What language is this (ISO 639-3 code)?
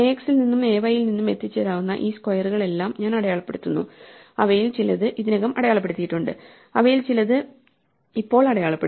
mal